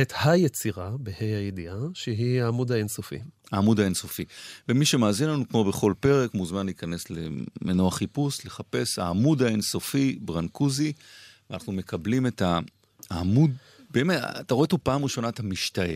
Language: Hebrew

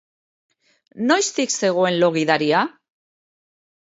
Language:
Basque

